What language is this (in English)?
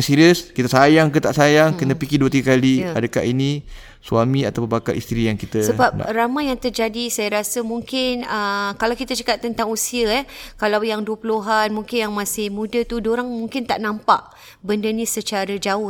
Malay